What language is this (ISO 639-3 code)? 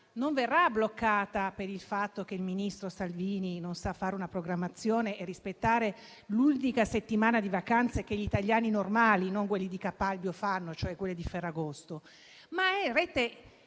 ita